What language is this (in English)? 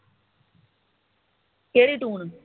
Punjabi